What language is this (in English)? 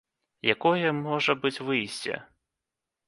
Belarusian